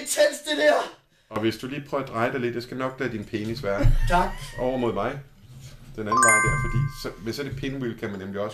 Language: Danish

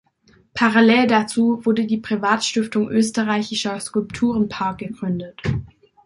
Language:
German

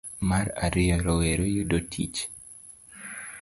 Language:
Luo (Kenya and Tanzania)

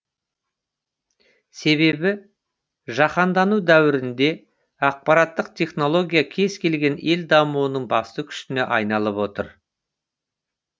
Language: Kazakh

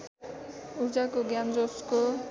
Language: Nepali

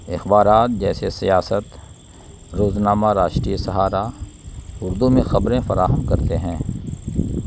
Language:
Urdu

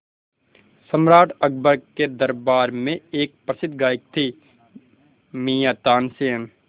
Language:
Hindi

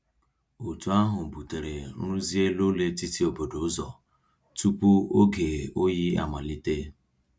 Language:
Igbo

